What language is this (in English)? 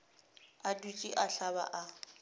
Northern Sotho